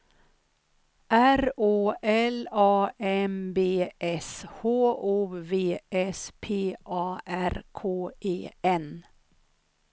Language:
Swedish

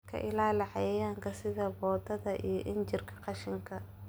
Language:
Somali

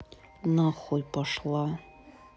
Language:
Russian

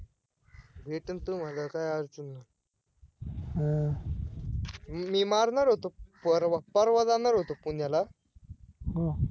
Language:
Marathi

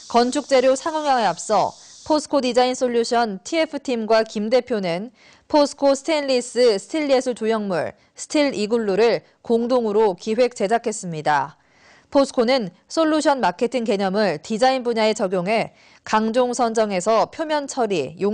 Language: Korean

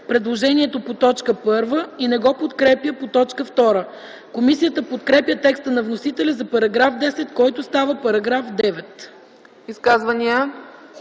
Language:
Bulgarian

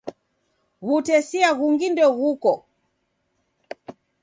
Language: Taita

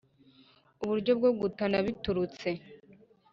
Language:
Kinyarwanda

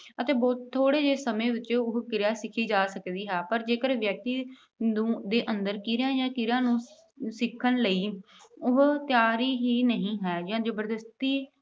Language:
Punjabi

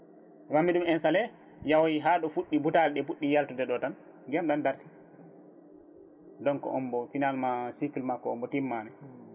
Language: Fula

